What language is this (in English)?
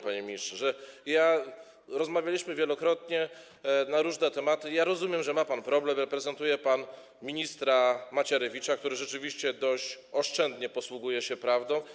Polish